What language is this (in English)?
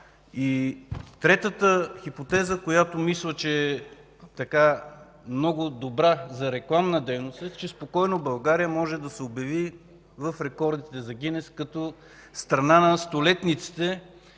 Bulgarian